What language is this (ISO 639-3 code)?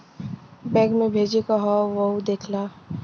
bho